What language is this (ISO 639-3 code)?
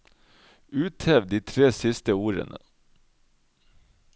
nor